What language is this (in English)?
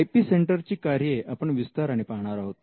Marathi